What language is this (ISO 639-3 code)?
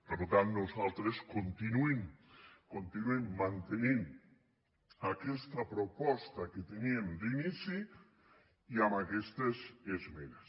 cat